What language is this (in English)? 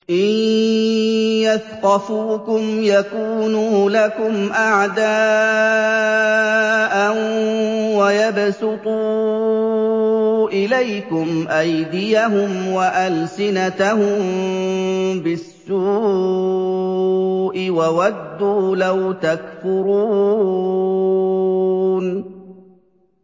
Arabic